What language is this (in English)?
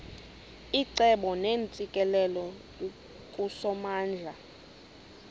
Xhosa